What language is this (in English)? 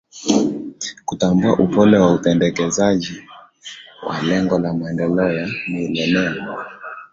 Swahili